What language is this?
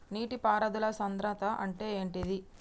Telugu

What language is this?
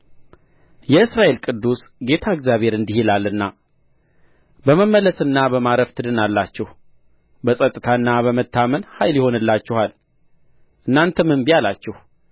Amharic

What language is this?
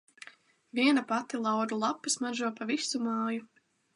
Latvian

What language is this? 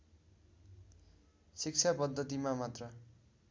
Nepali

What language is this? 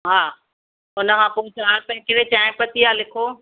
Sindhi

